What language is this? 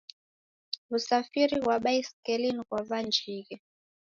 Taita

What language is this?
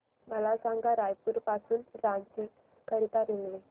Marathi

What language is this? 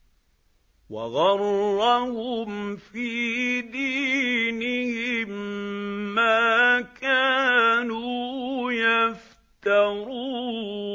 Arabic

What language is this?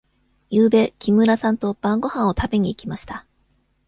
Japanese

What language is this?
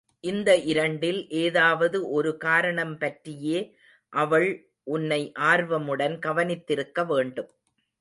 Tamil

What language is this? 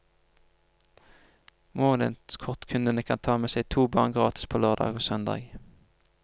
Norwegian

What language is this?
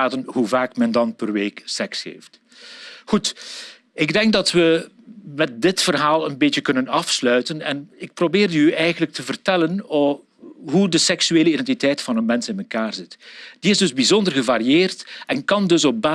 Dutch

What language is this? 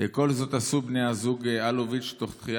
Hebrew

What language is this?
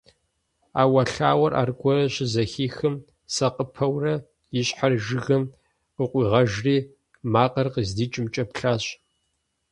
Kabardian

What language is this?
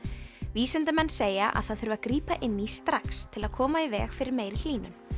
Icelandic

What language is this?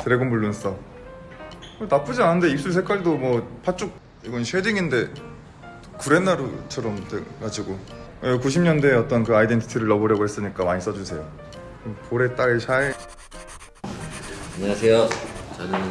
Korean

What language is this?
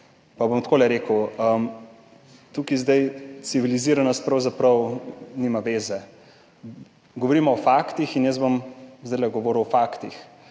Slovenian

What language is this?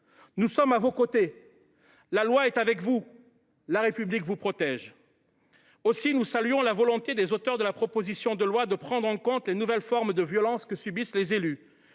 French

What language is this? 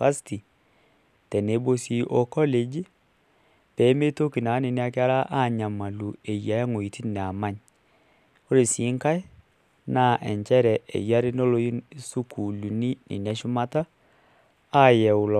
Masai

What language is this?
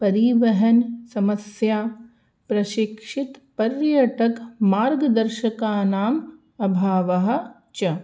Sanskrit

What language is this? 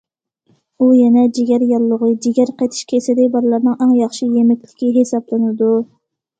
Uyghur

